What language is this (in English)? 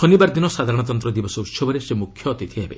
Odia